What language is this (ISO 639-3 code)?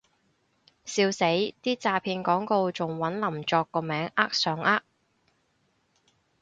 yue